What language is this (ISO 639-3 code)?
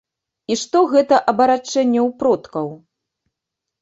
bel